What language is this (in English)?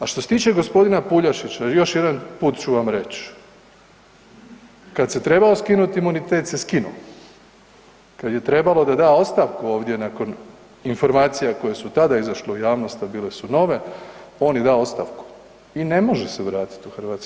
Croatian